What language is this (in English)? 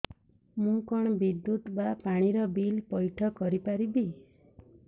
Odia